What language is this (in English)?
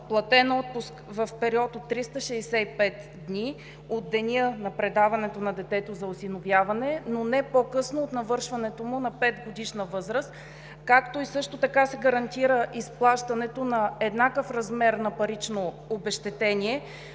Bulgarian